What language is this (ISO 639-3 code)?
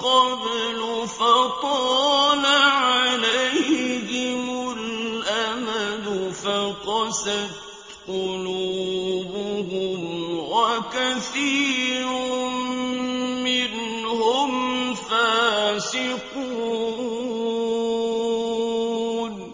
ara